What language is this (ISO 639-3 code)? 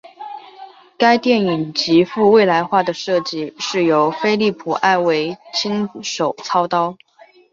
zho